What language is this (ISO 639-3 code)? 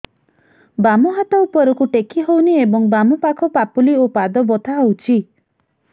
ori